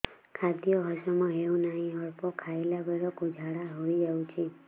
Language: Odia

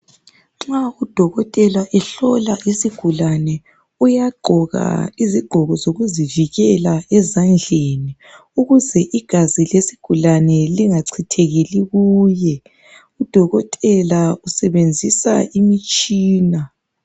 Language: North Ndebele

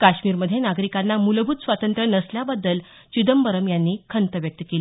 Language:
Marathi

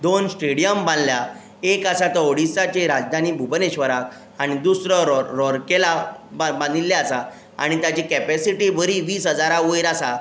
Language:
Konkani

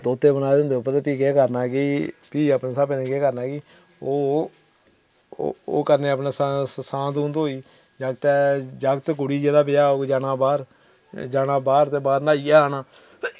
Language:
Dogri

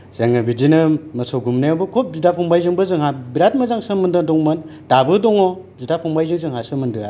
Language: Bodo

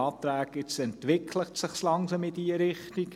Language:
Swiss German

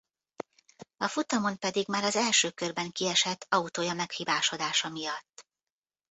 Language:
Hungarian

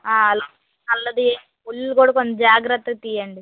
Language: Telugu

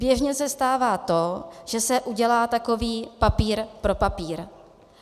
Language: Czech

